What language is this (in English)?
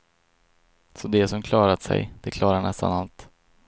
Swedish